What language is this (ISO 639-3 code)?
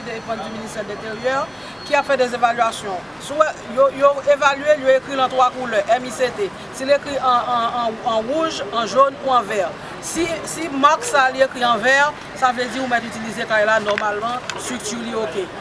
fra